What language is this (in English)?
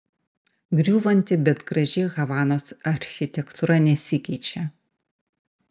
Lithuanian